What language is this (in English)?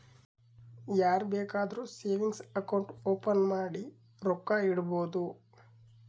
Kannada